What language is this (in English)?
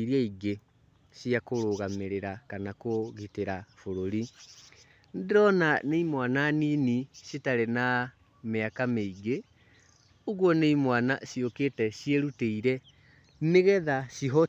Kikuyu